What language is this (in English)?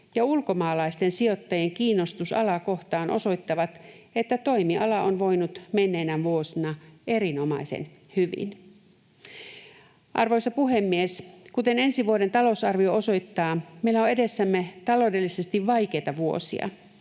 Finnish